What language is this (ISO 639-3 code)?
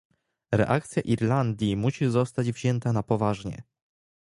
pol